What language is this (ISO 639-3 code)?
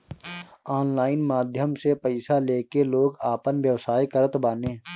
bho